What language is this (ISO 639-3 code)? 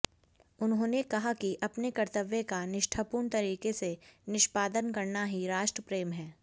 hin